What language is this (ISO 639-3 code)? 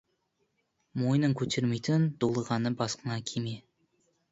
kaz